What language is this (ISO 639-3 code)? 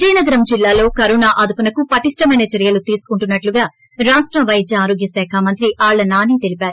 tel